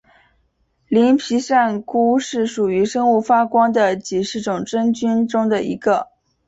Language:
Chinese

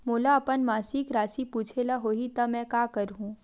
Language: Chhattisgarhi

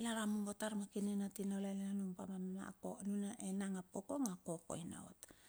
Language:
Bilur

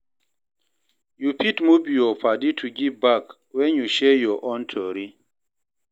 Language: Nigerian Pidgin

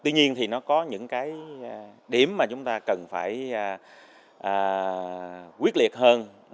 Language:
Vietnamese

